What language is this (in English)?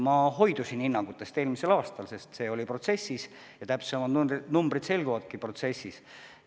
Estonian